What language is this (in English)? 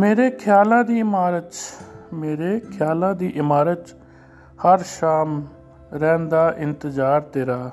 Punjabi